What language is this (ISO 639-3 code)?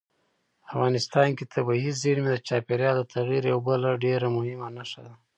pus